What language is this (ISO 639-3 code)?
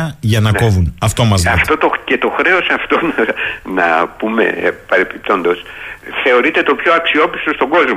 ell